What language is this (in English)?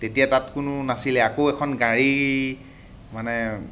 Assamese